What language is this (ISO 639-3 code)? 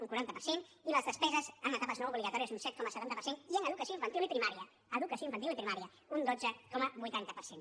cat